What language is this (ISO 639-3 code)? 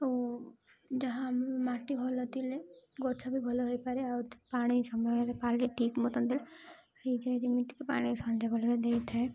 ori